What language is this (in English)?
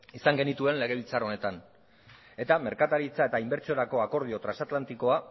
Basque